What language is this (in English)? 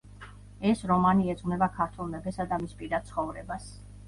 Georgian